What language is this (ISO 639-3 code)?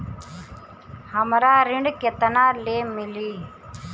bho